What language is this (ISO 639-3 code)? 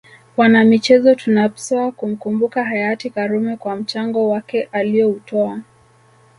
swa